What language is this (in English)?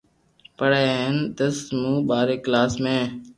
Loarki